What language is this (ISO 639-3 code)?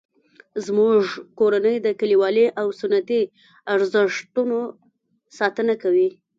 pus